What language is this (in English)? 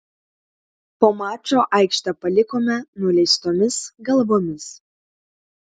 Lithuanian